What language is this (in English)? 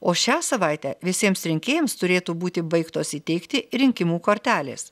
Lithuanian